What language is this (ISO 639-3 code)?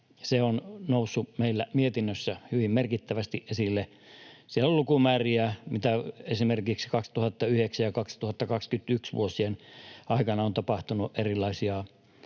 fin